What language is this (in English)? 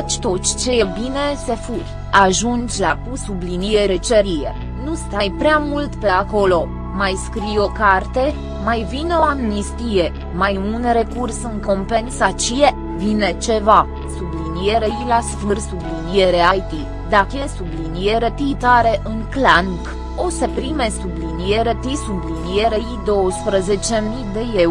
Romanian